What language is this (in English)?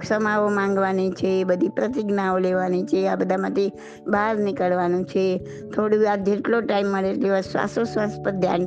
Gujarati